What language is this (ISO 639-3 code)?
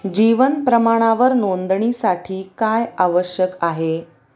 mar